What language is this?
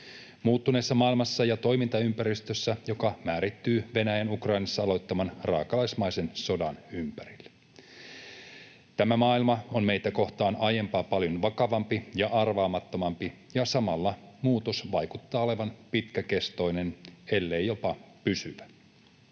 Finnish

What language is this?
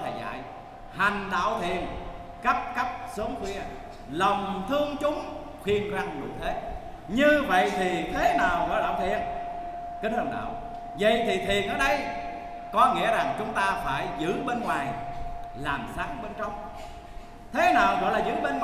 Vietnamese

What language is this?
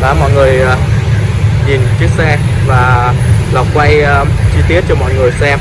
Vietnamese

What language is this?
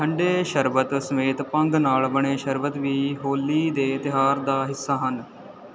Punjabi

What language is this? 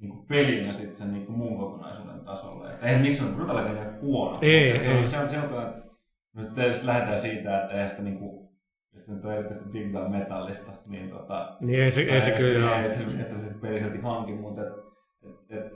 Finnish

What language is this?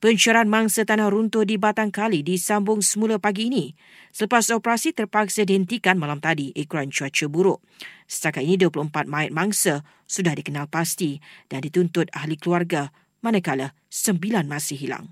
Malay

